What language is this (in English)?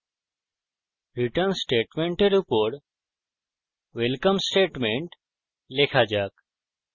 Bangla